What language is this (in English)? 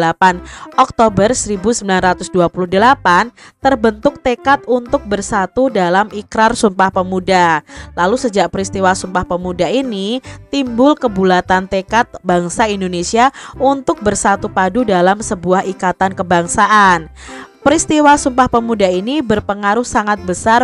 Indonesian